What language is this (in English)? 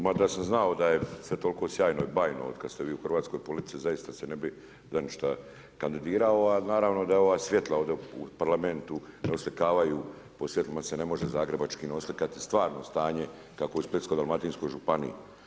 Croatian